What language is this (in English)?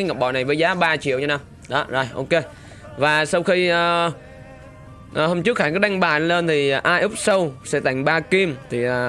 Vietnamese